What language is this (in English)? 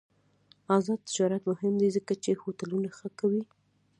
Pashto